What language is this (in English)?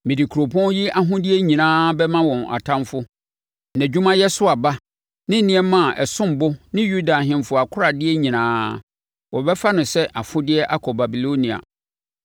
Akan